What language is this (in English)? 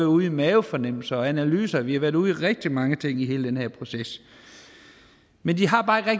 Danish